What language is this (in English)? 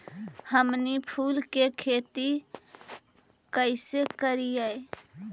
Magahi